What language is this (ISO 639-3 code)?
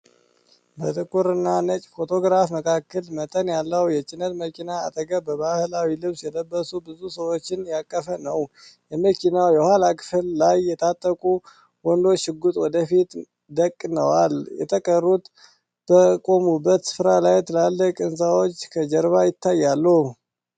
amh